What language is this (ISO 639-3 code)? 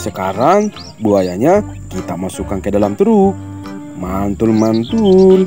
ind